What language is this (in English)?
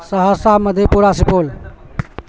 Urdu